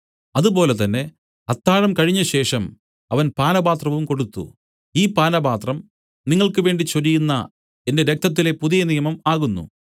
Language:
Malayalam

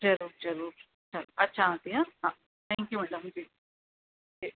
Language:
Sindhi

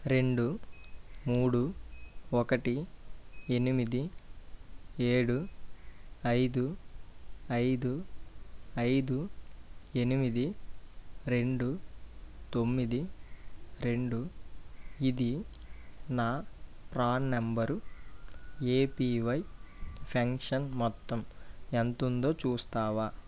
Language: Telugu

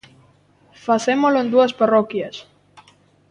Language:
Galician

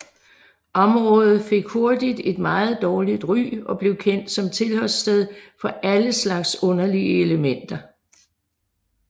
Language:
Danish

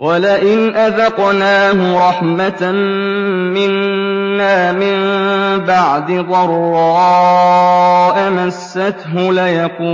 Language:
Arabic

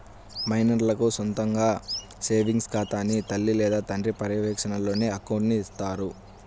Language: Telugu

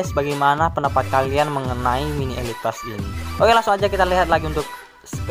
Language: Indonesian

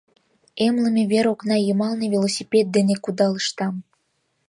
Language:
Mari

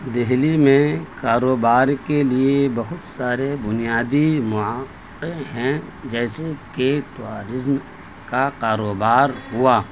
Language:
Urdu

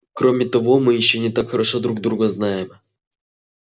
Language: Russian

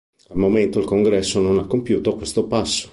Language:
Italian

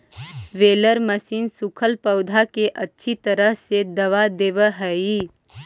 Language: Magahi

